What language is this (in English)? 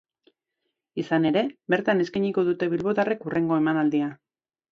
Basque